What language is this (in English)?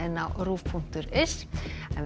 Icelandic